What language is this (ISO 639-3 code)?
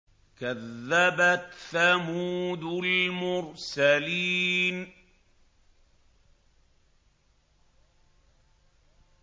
ara